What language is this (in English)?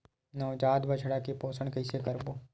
Chhattisgarhi